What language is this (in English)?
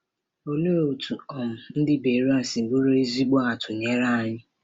Igbo